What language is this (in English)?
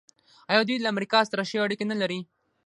Pashto